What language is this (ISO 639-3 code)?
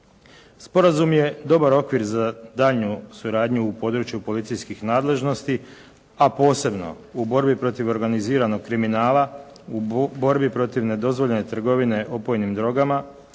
hrv